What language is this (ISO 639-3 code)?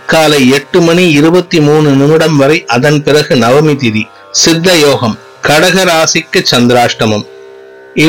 tam